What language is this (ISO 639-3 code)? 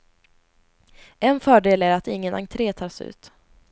swe